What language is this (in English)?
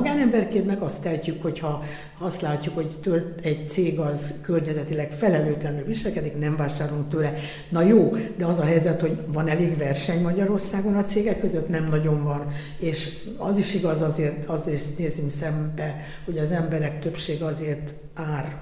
Hungarian